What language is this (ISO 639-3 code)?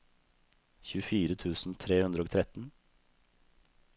nor